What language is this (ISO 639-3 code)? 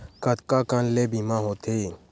hne